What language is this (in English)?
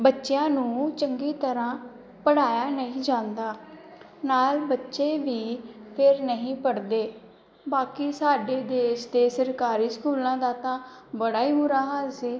Punjabi